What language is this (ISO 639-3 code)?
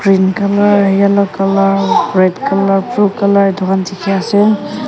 nag